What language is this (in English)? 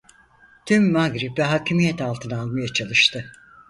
Turkish